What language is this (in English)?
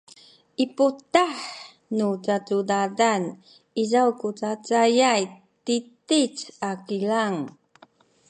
Sakizaya